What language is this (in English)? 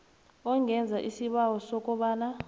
South Ndebele